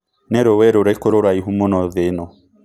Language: Kikuyu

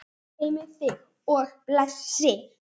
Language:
Icelandic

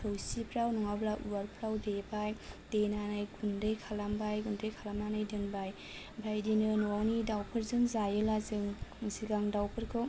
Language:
Bodo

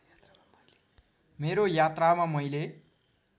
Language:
Nepali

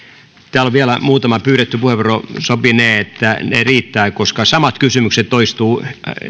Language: Finnish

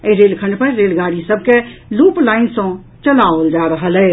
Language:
Maithili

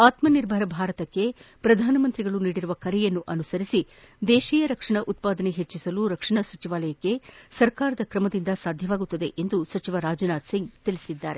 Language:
Kannada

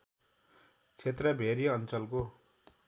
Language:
Nepali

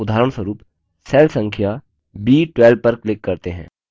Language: Hindi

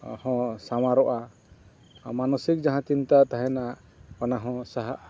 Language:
Santali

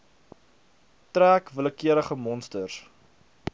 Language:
Afrikaans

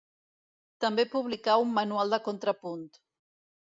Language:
Catalan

